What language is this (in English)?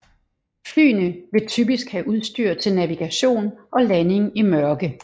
Danish